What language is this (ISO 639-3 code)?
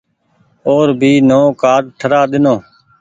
gig